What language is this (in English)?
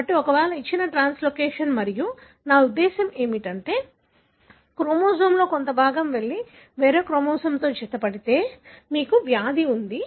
Telugu